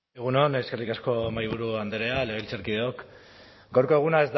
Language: Basque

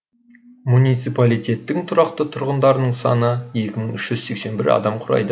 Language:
Kazakh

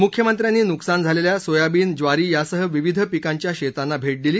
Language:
Marathi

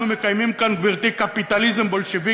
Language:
Hebrew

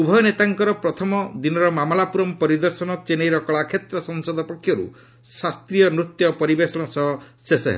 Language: Odia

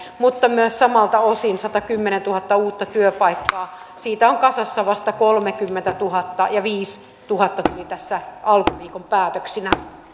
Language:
Finnish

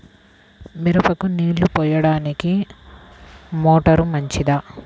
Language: Telugu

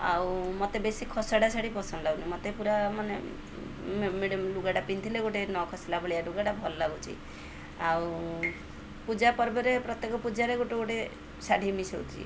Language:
Odia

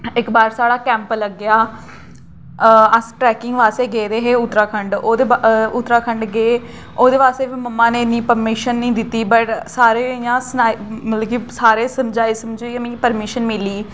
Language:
Dogri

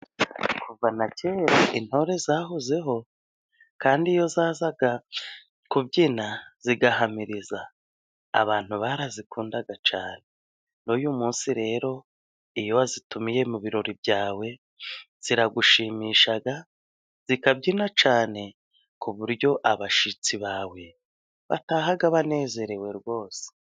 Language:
Kinyarwanda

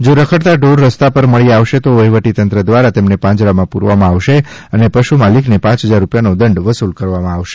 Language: Gujarati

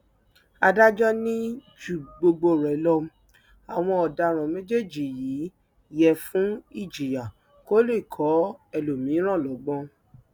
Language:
Yoruba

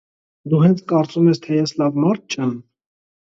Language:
Armenian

